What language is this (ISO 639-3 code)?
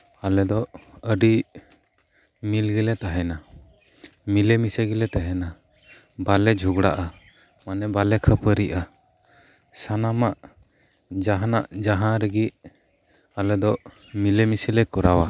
sat